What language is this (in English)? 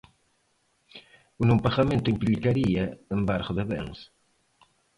Galician